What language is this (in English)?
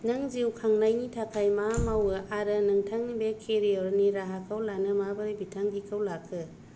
Bodo